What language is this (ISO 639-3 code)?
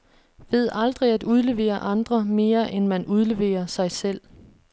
dan